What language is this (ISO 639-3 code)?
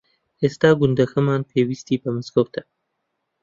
ckb